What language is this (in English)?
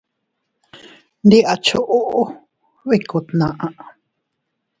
Teutila Cuicatec